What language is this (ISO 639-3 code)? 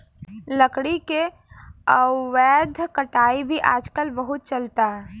bho